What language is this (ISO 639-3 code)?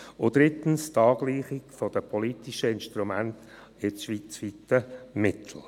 gsw